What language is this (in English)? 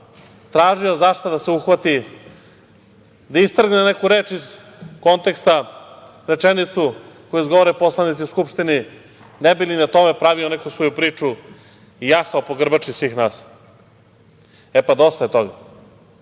Serbian